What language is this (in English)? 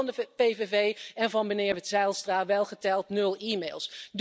Dutch